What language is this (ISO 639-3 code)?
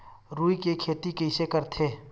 hne